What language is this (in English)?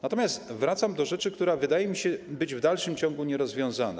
Polish